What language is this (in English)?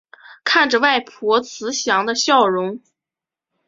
Chinese